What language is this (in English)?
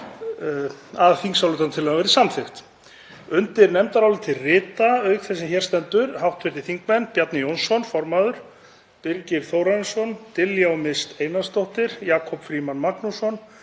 Icelandic